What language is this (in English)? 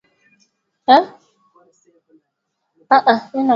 Swahili